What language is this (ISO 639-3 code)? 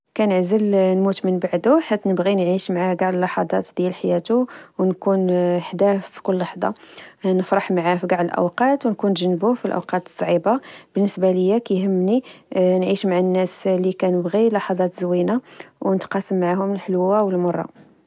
ary